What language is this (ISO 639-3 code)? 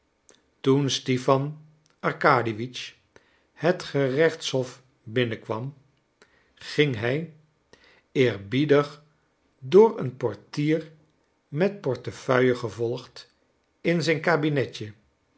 nld